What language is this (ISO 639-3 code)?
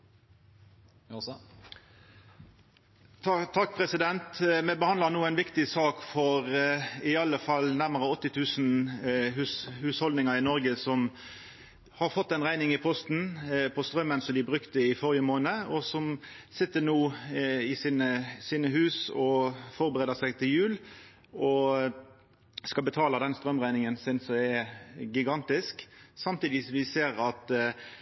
nno